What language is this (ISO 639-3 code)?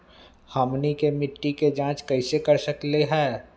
mag